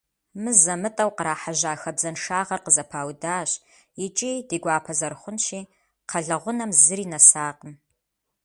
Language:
Kabardian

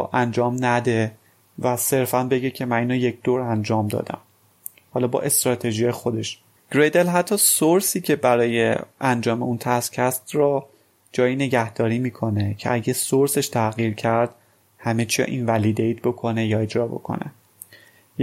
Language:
Persian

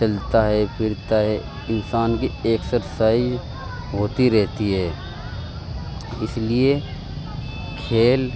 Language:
Urdu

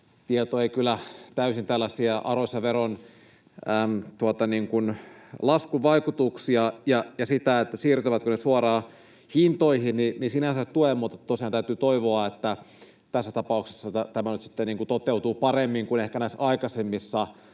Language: Finnish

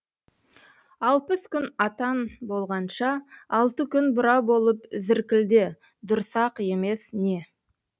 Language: Kazakh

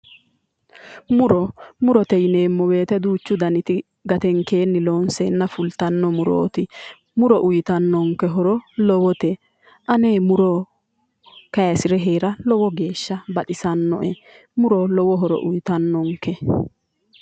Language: Sidamo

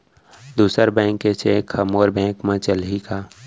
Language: Chhattisgarhi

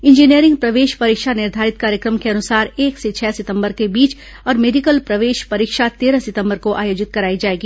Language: Hindi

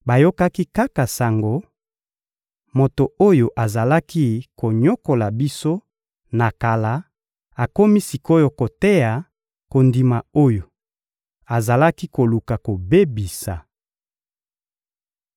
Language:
Lingala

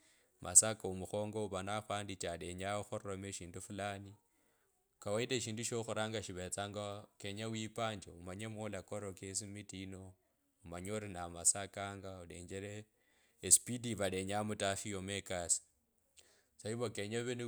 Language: Kabras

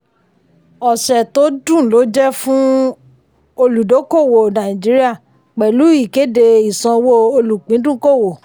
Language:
Yoruba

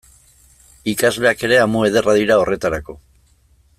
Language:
Basque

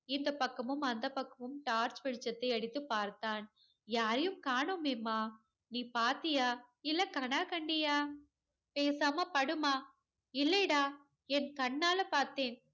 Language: Tamil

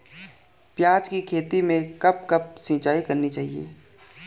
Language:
Hindi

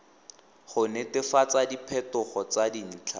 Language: Tswana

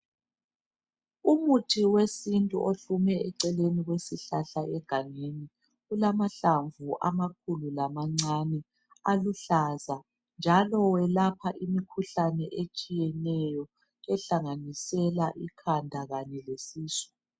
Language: North Ndebele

